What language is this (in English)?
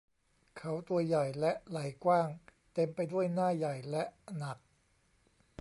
Thai